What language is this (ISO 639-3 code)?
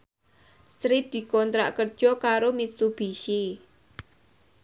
jav